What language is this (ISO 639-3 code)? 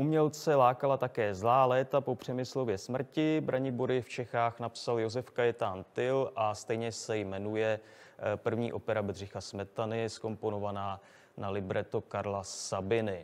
ces